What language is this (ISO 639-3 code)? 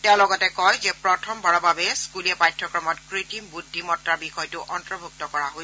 asm